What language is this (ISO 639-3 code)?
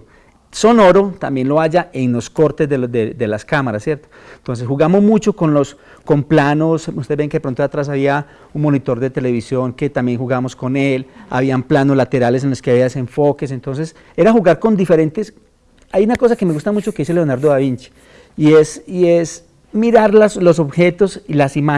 spa